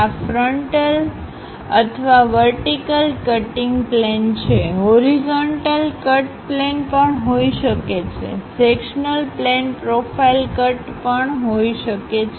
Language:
Gujarati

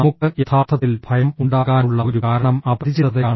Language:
Malayalam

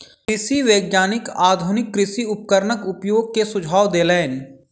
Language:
Maithili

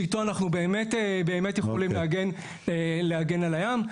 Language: Hebrew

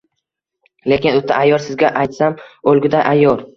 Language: Uzbek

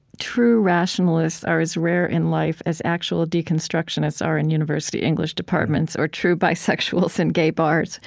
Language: English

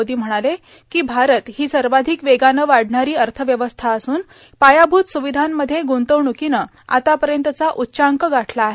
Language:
Marathi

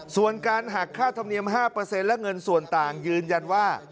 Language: Thai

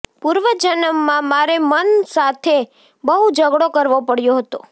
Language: Gujarati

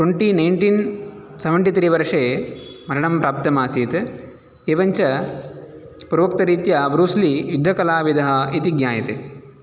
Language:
Sanskrit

